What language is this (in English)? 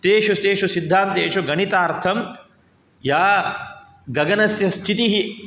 Sanskrit